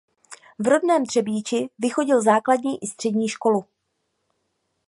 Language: Czech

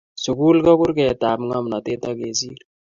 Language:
Kalenjin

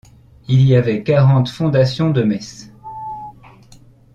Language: French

